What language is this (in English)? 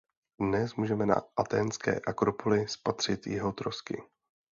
Czech